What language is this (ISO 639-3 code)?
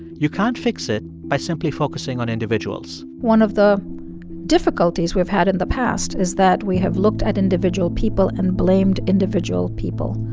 eng